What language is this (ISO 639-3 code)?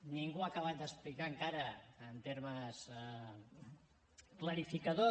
cat